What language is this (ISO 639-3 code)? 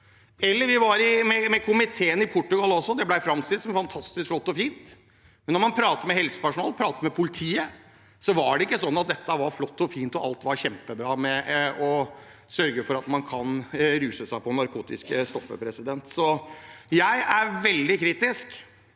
nor